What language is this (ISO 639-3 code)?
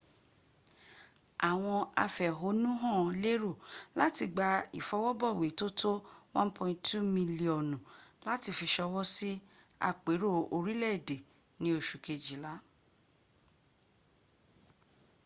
yor